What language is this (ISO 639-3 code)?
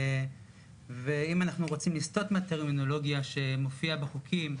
heb